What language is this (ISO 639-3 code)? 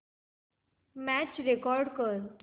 mar